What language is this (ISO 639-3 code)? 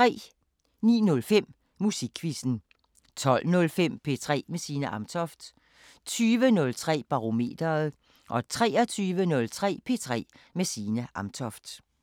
dan